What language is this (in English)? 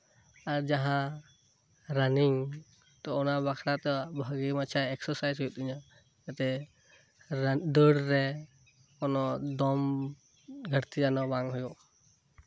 Santali